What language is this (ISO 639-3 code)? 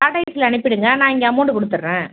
tam